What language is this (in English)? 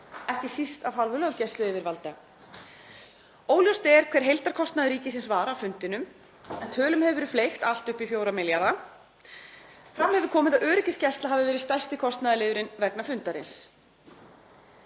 Icelandic